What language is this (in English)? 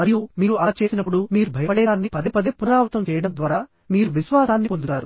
Telugu